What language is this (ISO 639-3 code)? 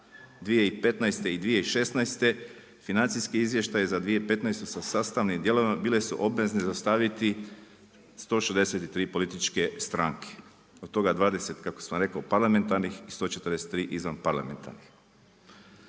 hrv